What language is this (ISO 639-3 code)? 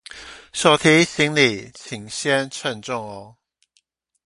zho